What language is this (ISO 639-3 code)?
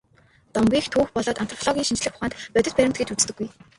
mon